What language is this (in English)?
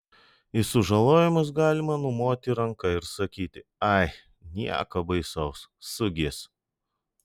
Lithuanian